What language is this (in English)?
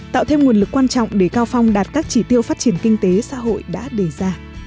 Vietnamese